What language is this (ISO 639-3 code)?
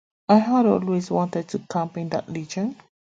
eng